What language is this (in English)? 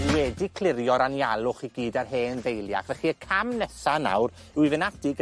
Welsh